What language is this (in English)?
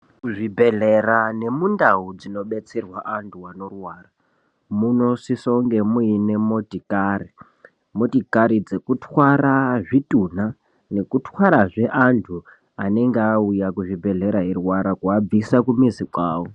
Ndau